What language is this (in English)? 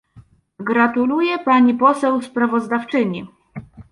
Polish